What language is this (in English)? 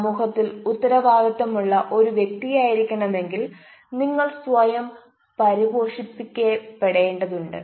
Malayalam